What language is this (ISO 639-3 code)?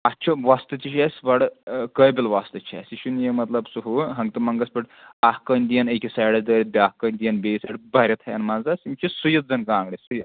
kas